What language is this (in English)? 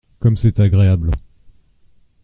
French